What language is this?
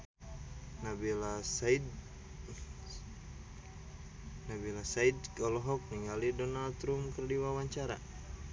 Sundanese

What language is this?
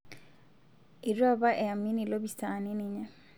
Masai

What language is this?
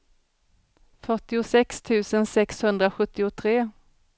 Swedish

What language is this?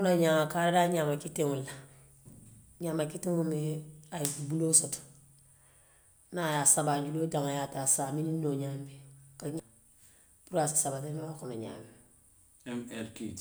Western Maninkakan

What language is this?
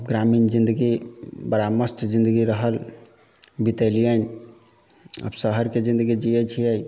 Maithili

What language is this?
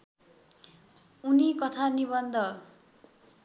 Nepali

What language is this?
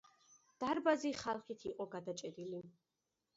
Georgian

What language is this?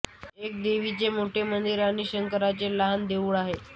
Marathi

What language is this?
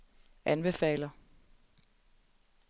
Danish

